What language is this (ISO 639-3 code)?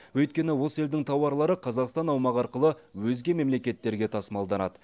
kaz